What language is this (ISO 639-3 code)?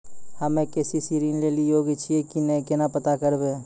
mai